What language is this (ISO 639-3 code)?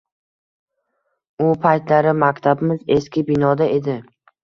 uzb